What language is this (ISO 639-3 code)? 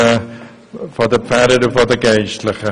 gsw